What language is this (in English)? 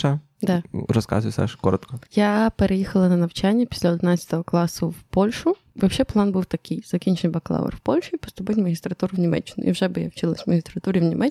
Ukrainian